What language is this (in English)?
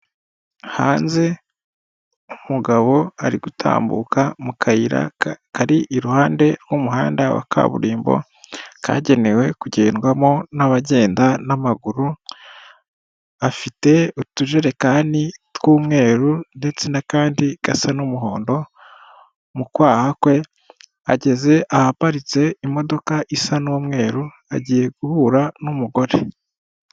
Kinyarwanda